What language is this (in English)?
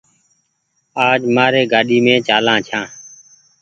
Goaria